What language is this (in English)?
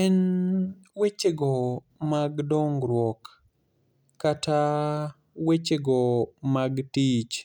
Luo (Kenya and Tanzania)